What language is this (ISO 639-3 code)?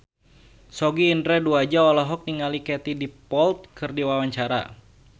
sun